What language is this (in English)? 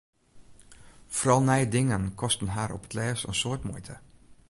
Western Frisian